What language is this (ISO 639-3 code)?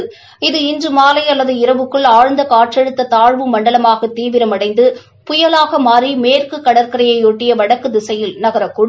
tam